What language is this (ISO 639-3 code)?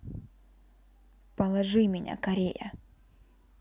rus